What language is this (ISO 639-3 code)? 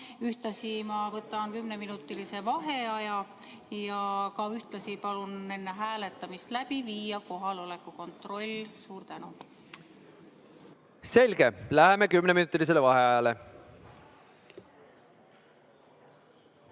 est